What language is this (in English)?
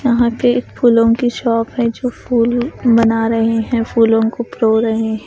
Hindi